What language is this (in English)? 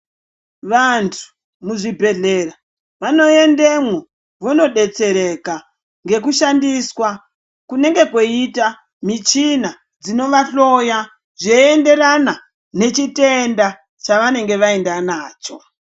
Ndau